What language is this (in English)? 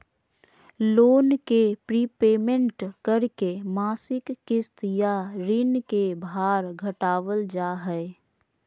Magahi